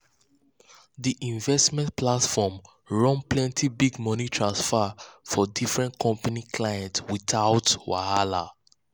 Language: Nigerian Pidgin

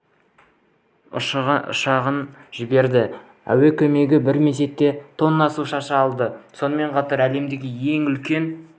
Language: Kazakh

